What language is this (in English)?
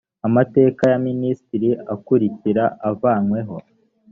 Kinyarwanda